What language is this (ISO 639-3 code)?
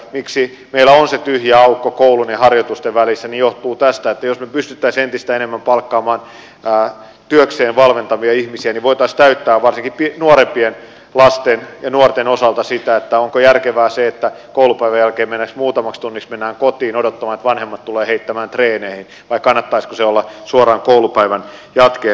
fin